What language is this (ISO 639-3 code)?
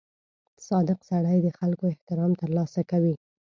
pus